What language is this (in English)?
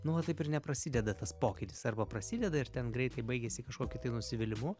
Lithuanian